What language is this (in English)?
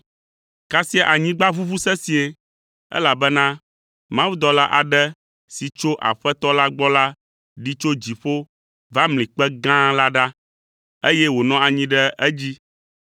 Ewe